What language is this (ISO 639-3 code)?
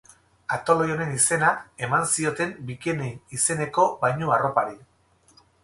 eus